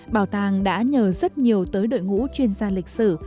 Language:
Vietnamese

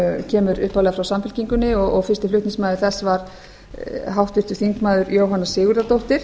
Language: Icelandic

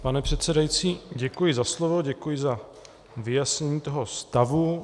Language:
Czech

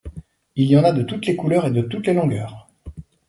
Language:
French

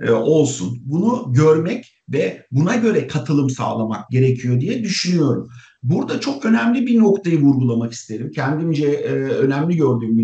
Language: Turkish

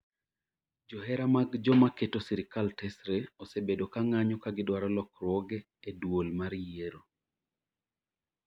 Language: Luo (Kenya and Tanzania)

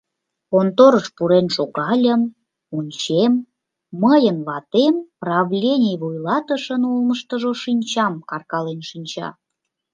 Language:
Mari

